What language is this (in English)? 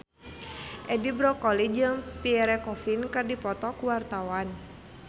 Sundanese